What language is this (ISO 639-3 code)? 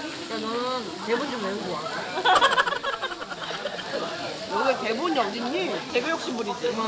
kor